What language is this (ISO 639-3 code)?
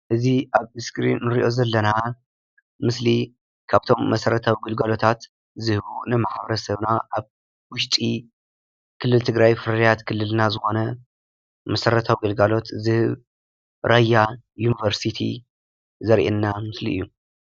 tir